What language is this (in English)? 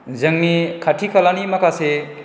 Bodo